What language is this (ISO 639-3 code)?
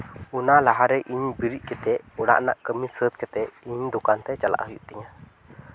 sat